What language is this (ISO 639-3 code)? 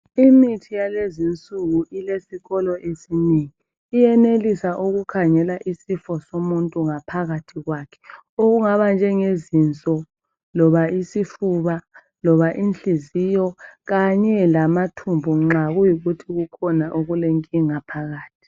nde